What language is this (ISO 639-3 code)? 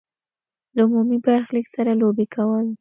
pus